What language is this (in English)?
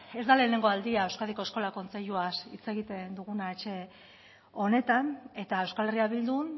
Basque